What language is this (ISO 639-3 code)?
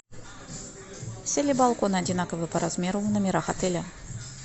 rus